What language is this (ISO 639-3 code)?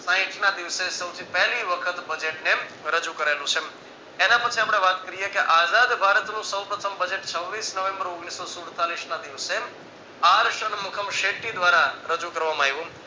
guj